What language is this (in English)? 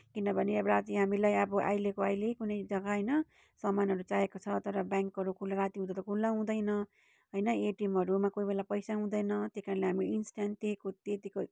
Nepali